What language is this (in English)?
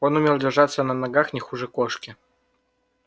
Russian